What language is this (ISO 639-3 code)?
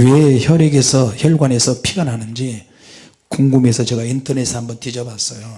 kor